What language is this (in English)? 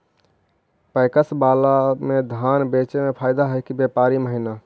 Magahi